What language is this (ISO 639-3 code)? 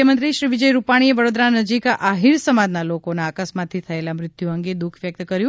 guj